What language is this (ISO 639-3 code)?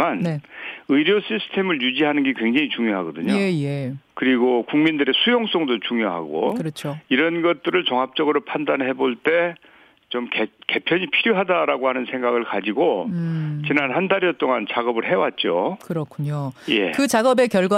kor